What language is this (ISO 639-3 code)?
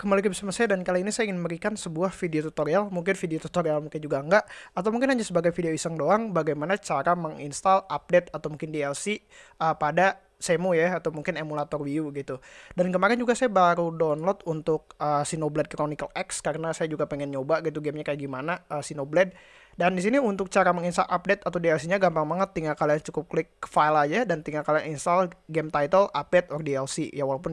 ind